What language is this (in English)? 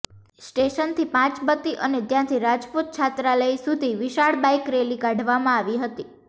Gujarati